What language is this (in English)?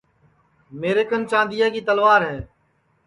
Sansi